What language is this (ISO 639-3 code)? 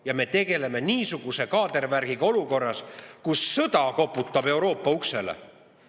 est